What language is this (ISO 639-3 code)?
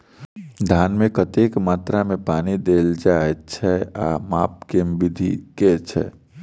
mai